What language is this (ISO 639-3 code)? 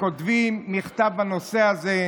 heb